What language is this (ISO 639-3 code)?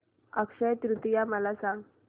mar